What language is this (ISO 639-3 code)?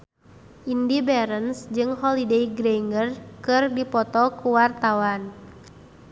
sun